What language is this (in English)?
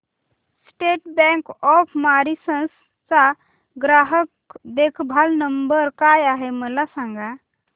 Marathi